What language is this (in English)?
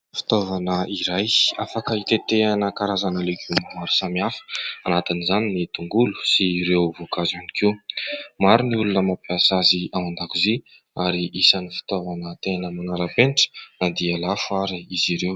Malagasy